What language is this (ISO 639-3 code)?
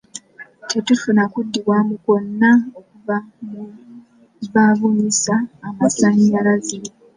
lug